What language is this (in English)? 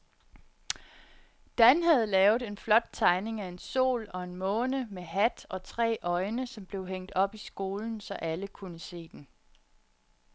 Danish